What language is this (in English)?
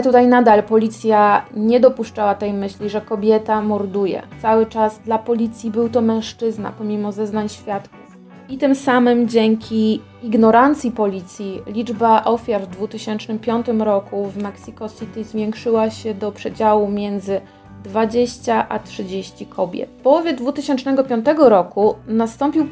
Polish